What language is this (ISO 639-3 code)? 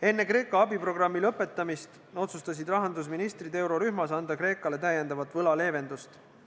est